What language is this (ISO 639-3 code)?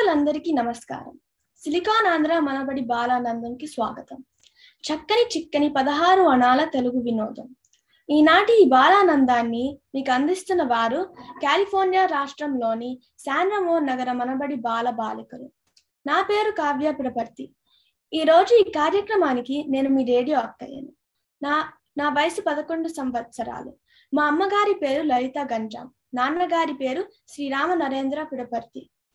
tel